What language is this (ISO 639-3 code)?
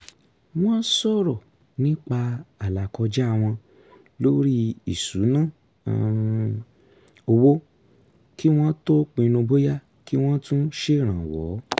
yor